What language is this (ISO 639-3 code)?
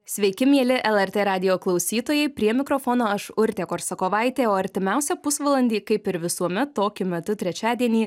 lit